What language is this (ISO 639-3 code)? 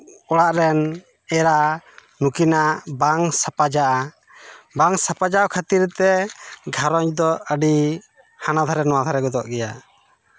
sat